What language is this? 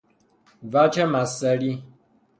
Persian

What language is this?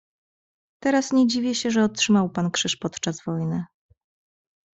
Polish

